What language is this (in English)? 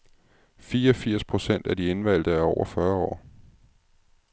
Danish